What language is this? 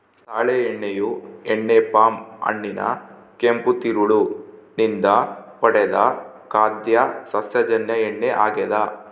Kannada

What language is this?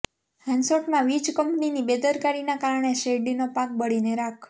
Gujarati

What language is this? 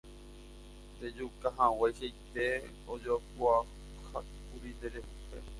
Guarani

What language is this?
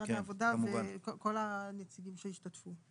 Hebrew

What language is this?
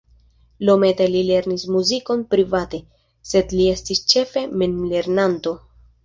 Esperanto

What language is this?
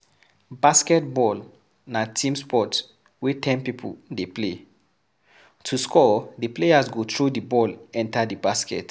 Nigerian Pidgin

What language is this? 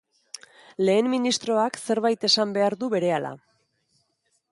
Basque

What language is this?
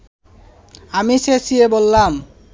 Bangla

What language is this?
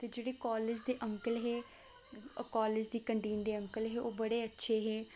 Dogri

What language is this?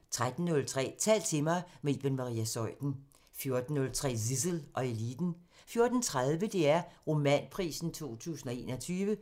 Danish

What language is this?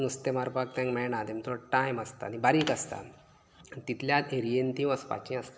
Konkani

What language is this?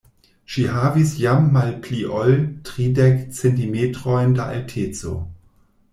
Esperanto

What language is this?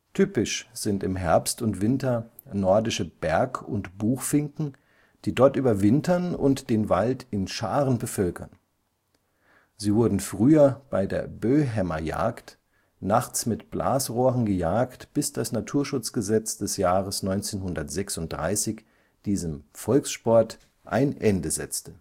German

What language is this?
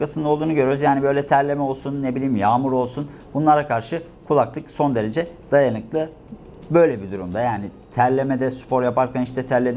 Turkish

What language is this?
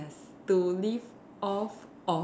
English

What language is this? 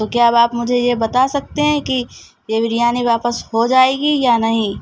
Urdu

